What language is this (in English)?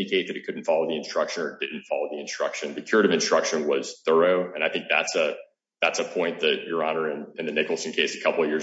English